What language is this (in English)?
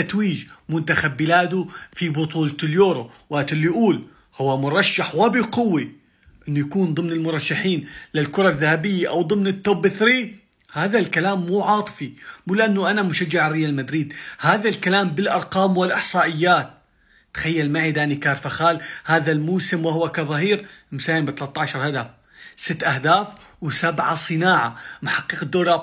Arabic